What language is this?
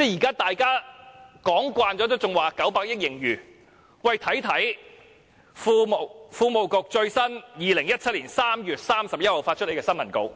Cantonese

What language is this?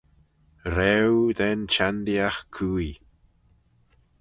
Manx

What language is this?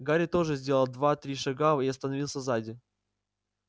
Russian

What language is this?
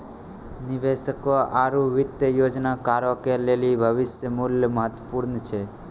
Maithili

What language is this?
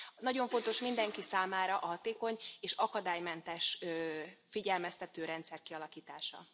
Hungarian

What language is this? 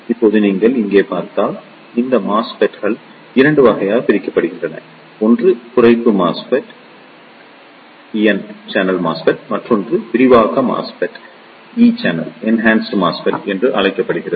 Tamil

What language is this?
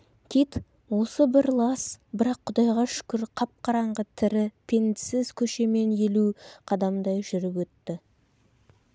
Kazakh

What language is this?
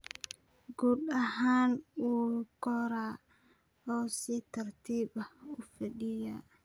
Somali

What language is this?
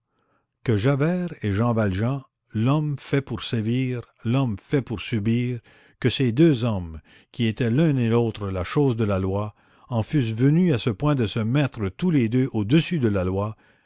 French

